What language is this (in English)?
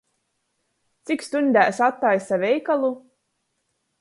Latgalian